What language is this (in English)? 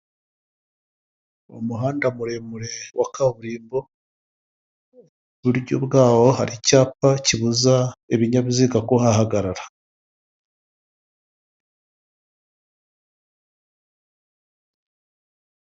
Kinyarwanda